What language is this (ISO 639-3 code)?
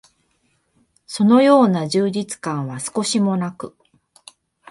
jpn